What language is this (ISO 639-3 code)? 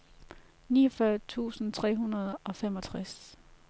dan